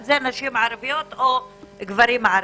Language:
Hebrew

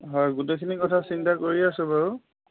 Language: Assamese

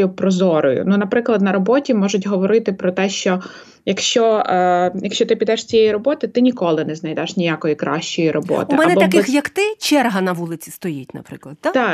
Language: Ukrainian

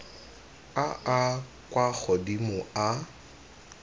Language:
Tswana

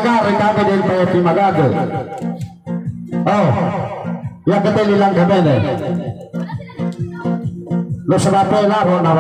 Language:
Vietnamese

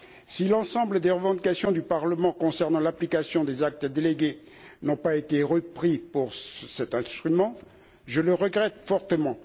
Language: French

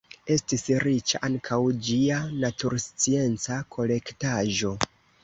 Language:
Esperanto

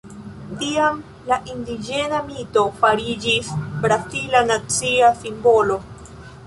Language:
Esperanto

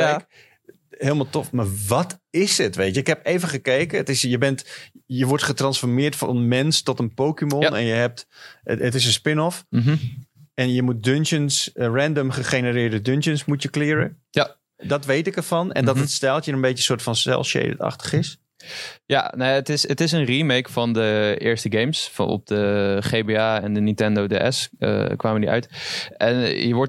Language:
Dutch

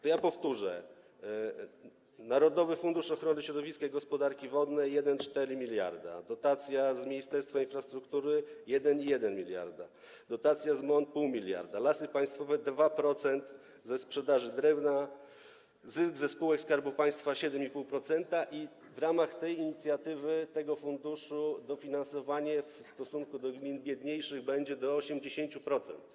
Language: Polish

